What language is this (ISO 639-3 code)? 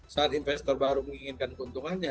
ind